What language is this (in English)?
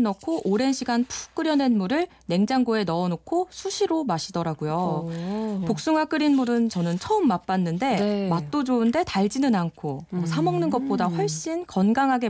Korean